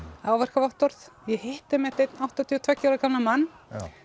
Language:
Icelandic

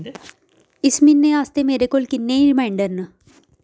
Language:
Dogri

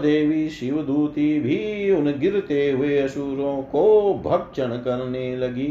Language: Hindi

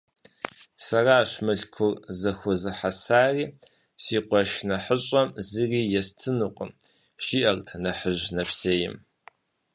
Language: Kabardian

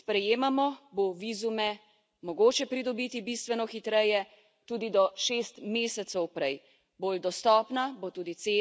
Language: Slovenian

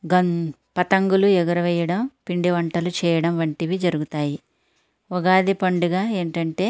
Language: Telugu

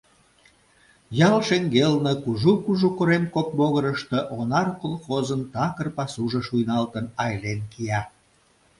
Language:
Mari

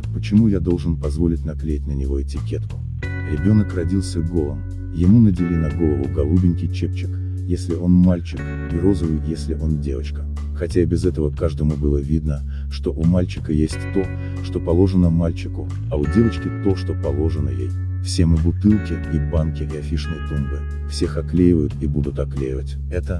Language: Russian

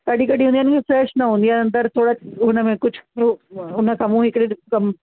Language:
Sindhi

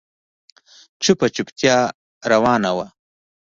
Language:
Pashto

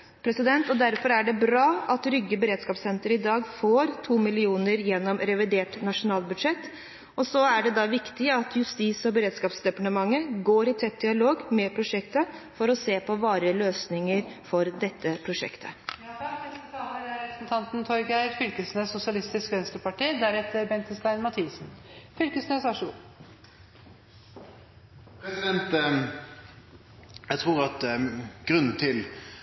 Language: Norwegian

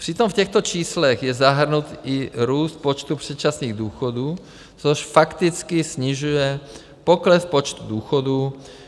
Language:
Czech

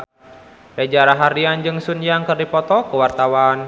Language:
Sundanese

